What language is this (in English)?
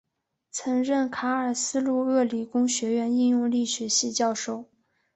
Chinese